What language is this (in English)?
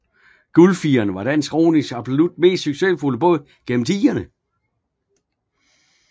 Danish